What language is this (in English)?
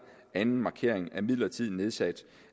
Danish